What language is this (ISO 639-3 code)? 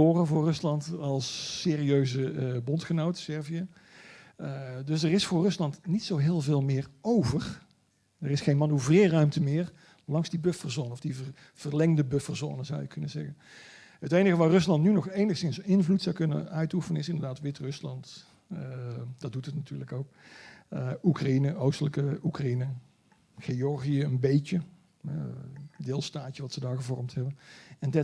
nld